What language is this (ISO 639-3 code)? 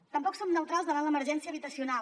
cat